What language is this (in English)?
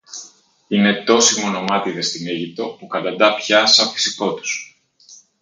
Greek